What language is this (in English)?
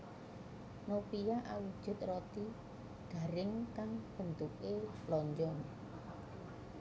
Javanese